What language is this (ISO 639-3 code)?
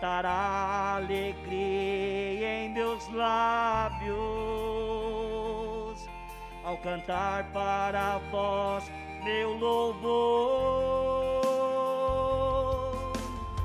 por